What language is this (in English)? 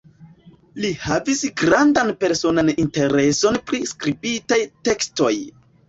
Esperanto